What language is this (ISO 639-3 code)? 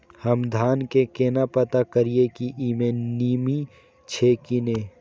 mai